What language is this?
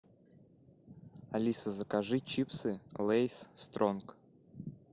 Russian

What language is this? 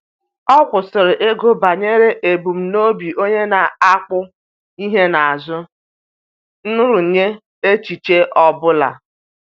Igbo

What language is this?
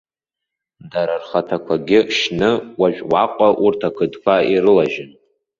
Abkhazian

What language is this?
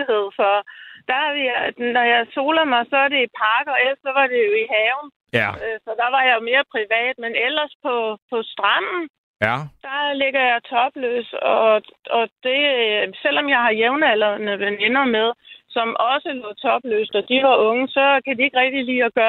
Danish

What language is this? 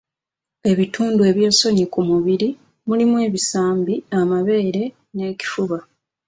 Ganda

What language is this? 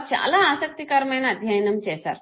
Telugu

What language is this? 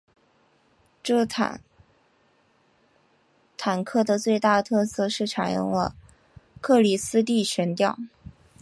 Chinese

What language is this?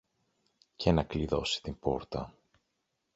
Greek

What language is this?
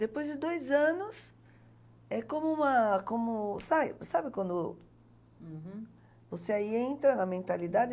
Portuguese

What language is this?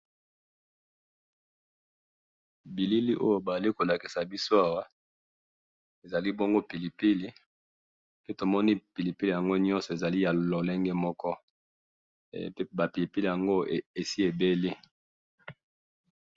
Lingala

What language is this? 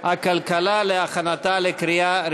Hebrew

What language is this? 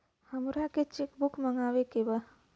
Bhojpuri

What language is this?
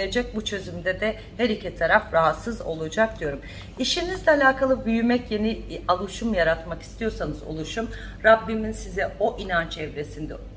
Turkish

